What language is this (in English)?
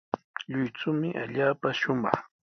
Sihuas Ancash Quechua